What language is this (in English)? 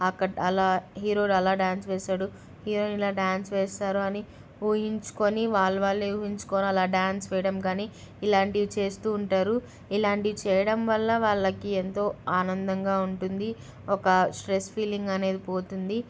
Telugu